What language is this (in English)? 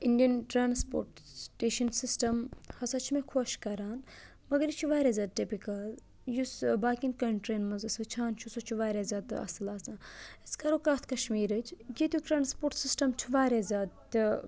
Kashmiri